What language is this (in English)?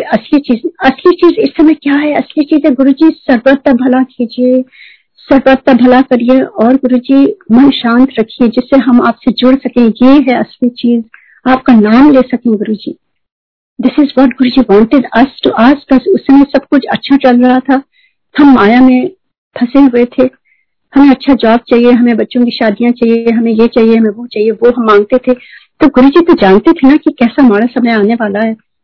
Hindi